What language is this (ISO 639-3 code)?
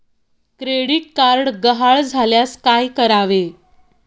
mar